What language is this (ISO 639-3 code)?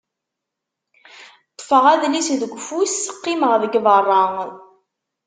kab